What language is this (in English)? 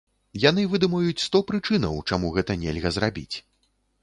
Belarusian